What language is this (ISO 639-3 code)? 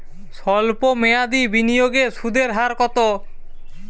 ben